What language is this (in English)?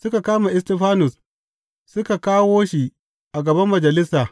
Hausa